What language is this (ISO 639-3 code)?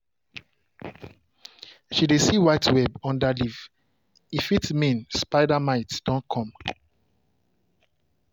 pcm